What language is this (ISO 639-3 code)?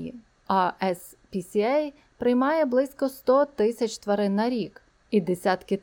ukr